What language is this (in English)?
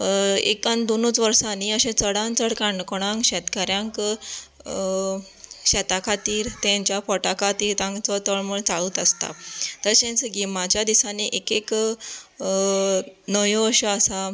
Konkani